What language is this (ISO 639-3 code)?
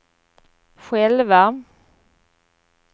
swe